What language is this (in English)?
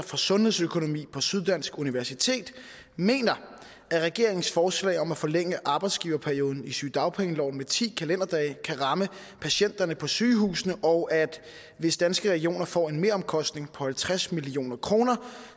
Danish